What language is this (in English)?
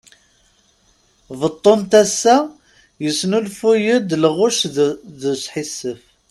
Kabyle